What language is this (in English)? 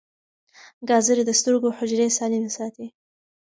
Pashto